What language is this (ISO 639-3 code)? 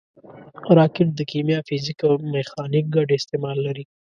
pus